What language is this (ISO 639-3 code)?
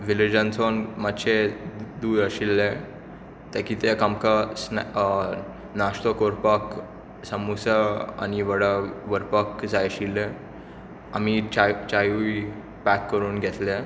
kok